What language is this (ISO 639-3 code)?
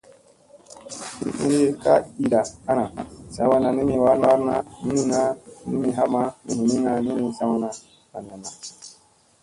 mse